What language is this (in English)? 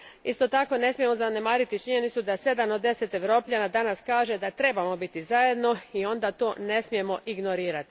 Croatian